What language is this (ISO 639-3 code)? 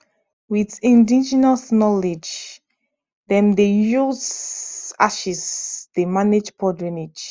pcm